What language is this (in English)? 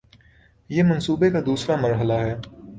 Urdu